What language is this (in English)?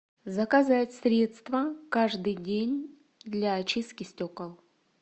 Russian